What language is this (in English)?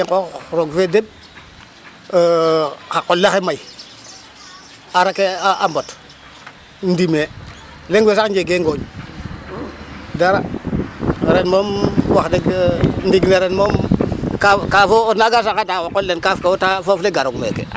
Serer